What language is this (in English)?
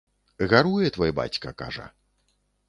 Belarusian